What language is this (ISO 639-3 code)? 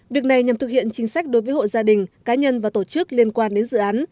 vie